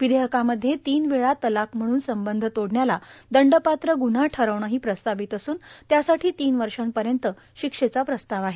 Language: Marathi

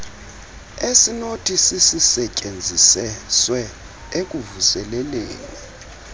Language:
Xhosa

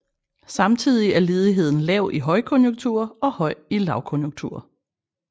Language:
Danish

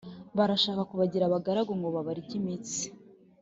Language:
Kinyarwanda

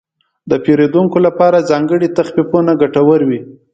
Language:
Pashto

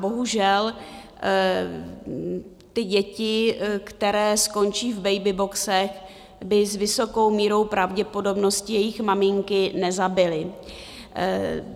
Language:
Czech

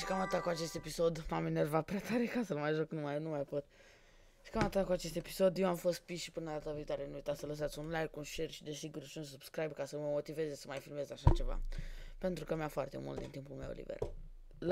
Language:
Romanian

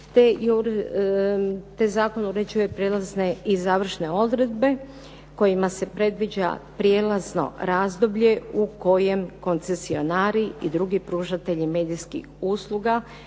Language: Croatian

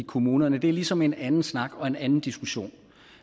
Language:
Danish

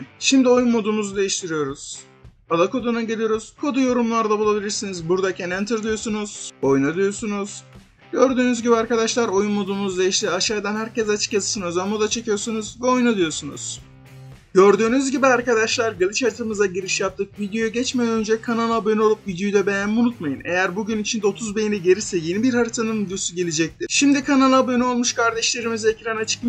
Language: Turkish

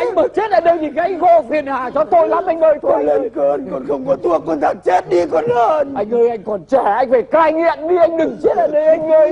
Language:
Vietnamese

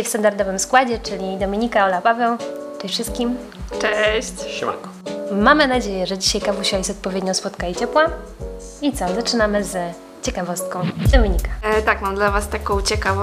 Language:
Polish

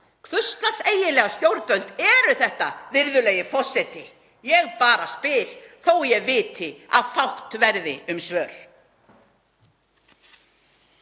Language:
Icelandic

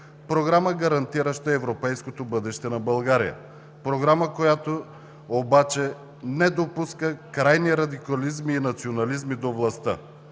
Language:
Bulgarian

